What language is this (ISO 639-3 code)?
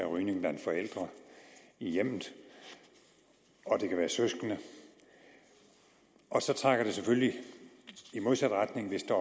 dan